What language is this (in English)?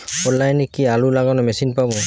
Bangla